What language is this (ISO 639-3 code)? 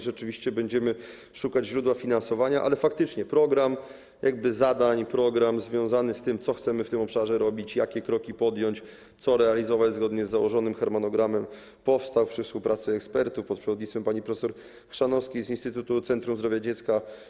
pol